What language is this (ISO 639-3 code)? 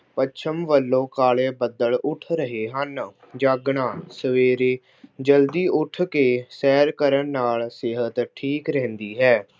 pan